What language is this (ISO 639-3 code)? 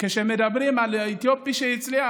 heb